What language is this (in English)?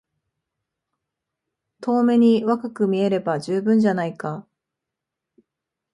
Japanese